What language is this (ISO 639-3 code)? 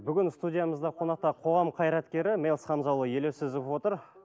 kaz